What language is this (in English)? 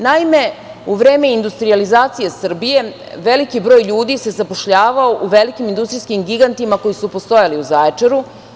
Serbian